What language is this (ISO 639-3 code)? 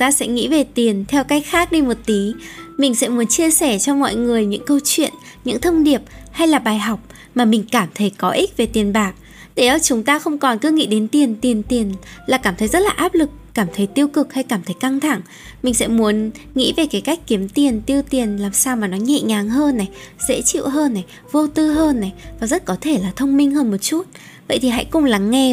vie